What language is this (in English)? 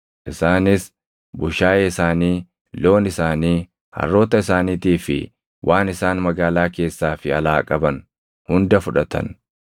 Oromo